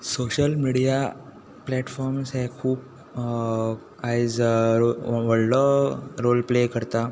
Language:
Konkani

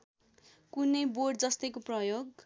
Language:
Nepali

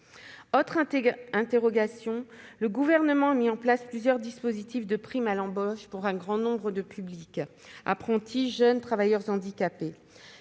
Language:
French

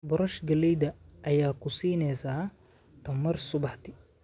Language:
Somali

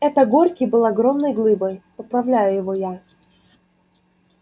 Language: Russian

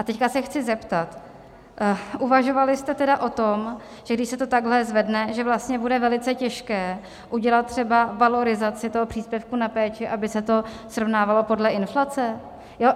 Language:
Czech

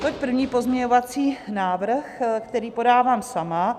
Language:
Czech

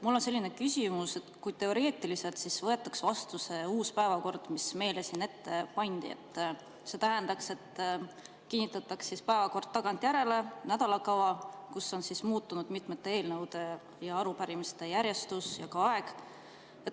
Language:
Estonian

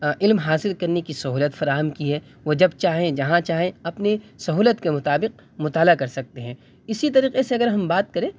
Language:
Urdu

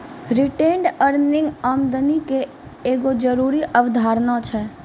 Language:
Maithili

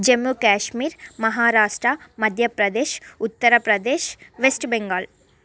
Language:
Telugu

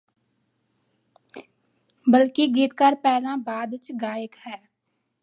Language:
Punjabi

